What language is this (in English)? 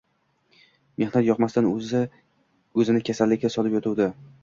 Uzbek